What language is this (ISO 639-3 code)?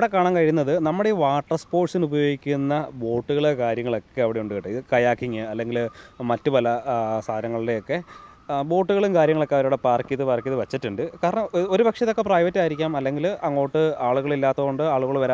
eng